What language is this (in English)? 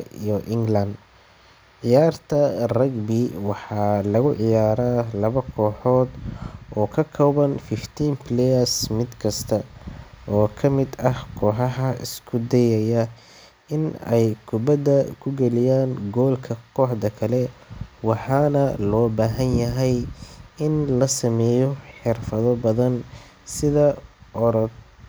Somali